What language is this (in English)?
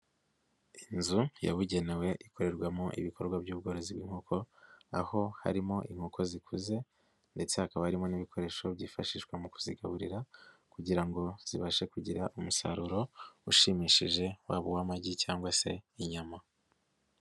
Kinyarwanda